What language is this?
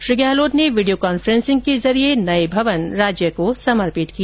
Hindi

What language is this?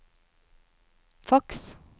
Norwegian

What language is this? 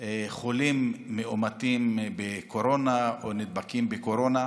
Hebrew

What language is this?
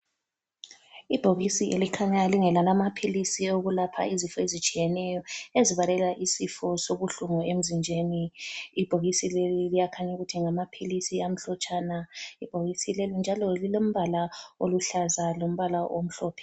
North Ndebele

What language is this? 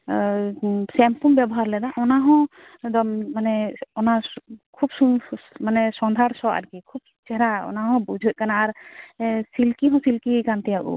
Santali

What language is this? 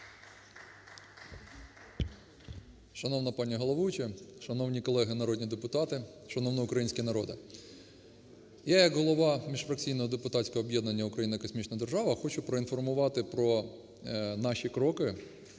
Ukrainian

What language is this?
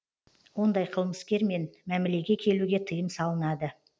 Kazakh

